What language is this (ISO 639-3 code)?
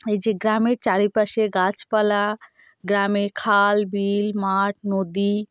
ben